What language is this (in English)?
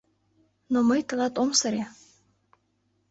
Mari